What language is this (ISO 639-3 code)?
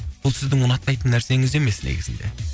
kaz